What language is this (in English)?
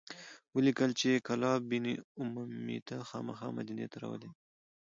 Pashto